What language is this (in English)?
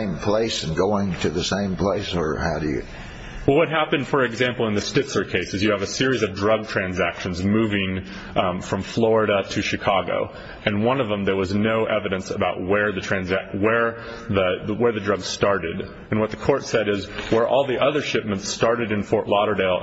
English